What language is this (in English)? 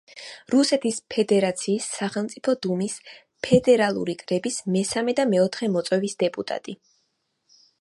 Georgian